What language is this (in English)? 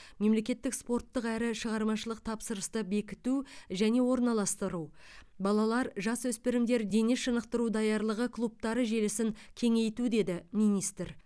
Kazakh